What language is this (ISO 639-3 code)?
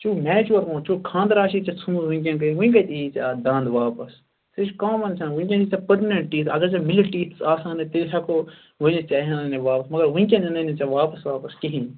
kas